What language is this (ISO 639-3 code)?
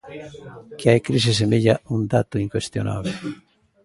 glg